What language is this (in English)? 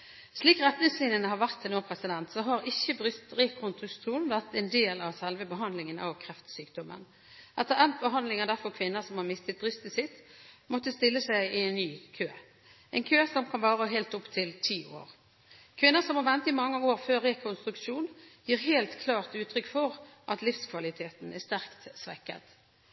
Norwegian Bokmål